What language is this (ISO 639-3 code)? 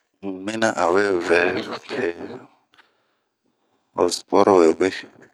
bmq